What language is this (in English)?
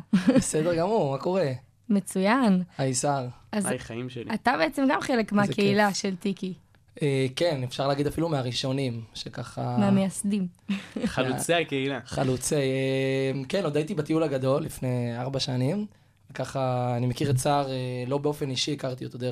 Hebrew